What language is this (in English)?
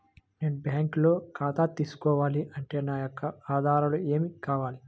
Telugu